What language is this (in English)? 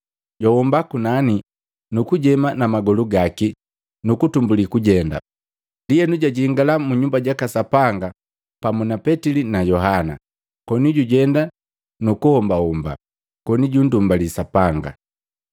Matengo